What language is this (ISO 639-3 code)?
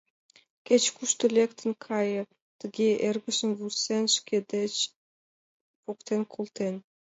chm